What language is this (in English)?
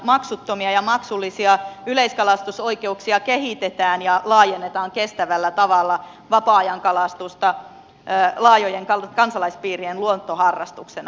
Finnish